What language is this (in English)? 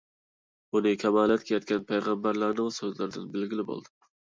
Uyghur